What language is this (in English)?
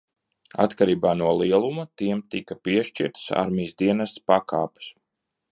Latvian